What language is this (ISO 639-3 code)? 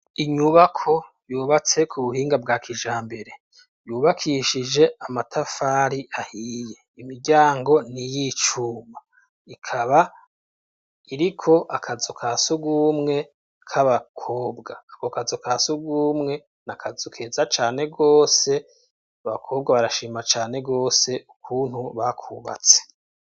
run